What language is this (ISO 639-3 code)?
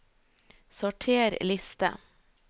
nor